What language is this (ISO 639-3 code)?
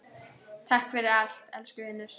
isl